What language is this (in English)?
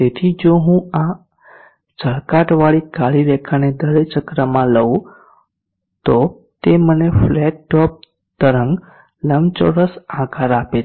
Gujarati